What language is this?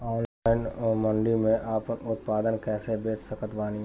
Bhojpuri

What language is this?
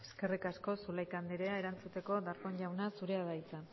Basque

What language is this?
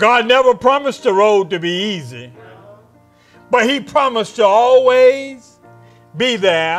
English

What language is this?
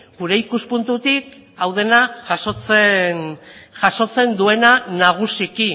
Basque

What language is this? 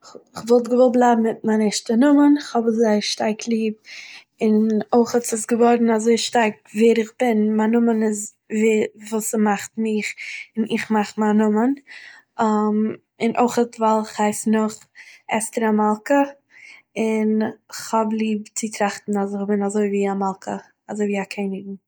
Yiddish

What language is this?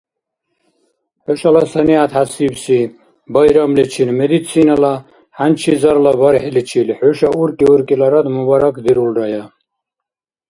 Dargwa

